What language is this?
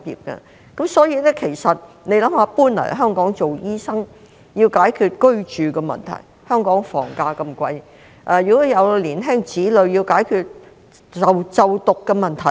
Cantonese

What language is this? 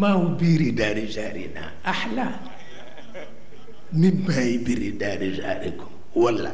Indonesian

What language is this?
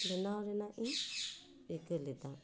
Santali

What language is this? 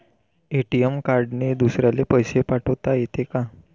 Marathi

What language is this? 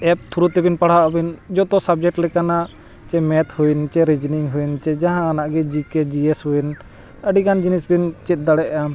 Santali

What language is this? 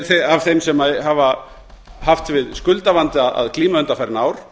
Icelandic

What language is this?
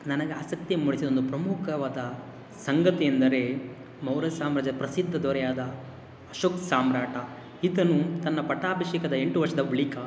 Kannada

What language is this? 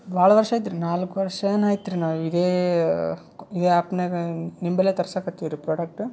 Kannada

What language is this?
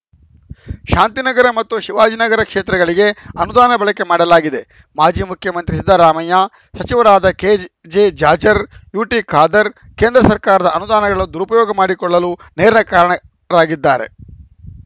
Kannada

